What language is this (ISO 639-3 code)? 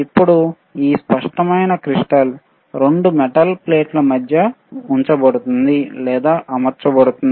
tel